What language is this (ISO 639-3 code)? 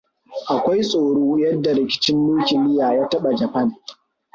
hau